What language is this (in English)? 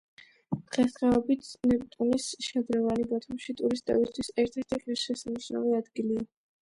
Georgian